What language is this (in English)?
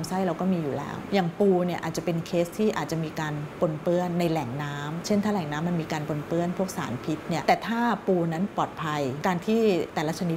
Thai